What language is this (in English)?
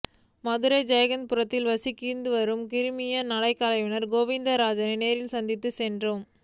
Tamil